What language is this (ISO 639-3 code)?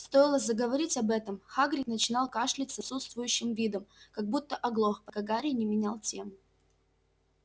rus